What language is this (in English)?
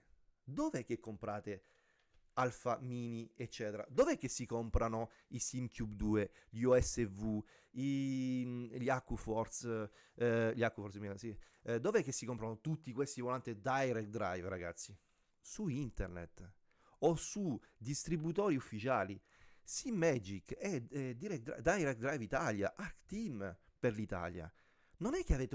Italian